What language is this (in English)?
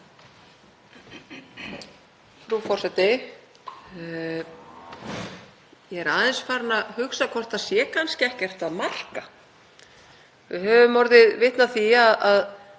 Icelandic